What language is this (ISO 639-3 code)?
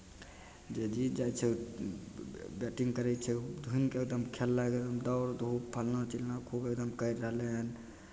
mai